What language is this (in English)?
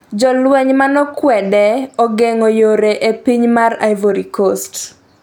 Luo (Kenya and Tanzania)